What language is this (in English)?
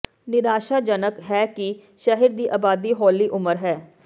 Punjabi